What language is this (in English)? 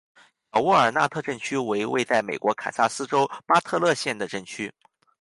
Chinese